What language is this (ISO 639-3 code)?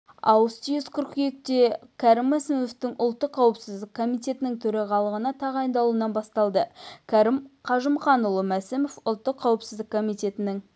kaz